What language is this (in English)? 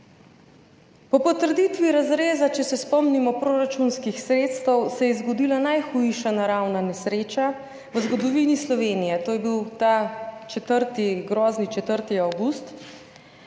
Slovenian